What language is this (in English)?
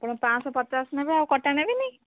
Odia